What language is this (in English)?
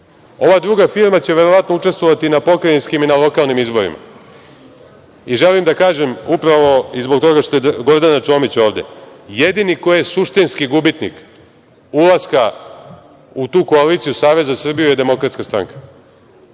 Serbian